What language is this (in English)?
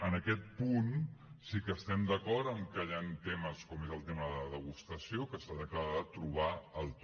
Catalan